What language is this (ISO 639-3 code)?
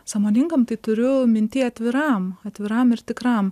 lit